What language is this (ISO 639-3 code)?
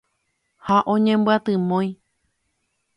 grn